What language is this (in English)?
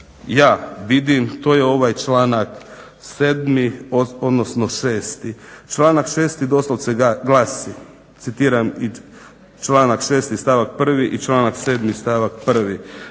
Croatian